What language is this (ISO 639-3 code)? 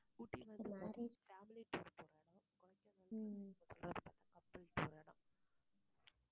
tam